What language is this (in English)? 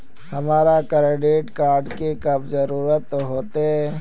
Magahi